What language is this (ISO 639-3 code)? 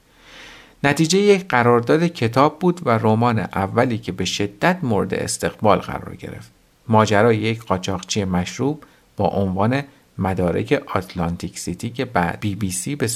fas